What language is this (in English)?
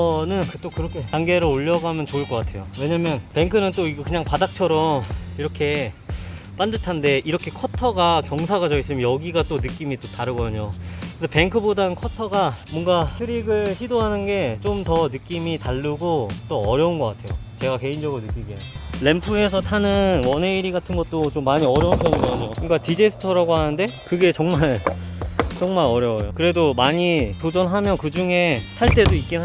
Korean